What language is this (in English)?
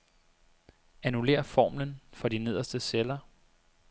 Danish